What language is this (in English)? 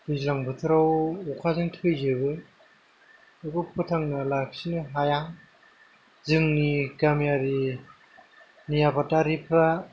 Bodo